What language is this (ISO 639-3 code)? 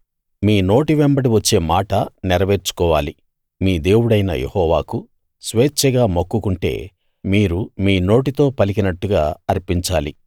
tel